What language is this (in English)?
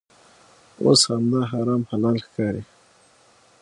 Pashto